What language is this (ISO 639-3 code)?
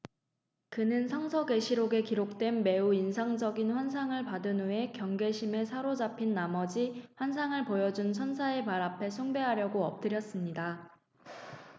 kor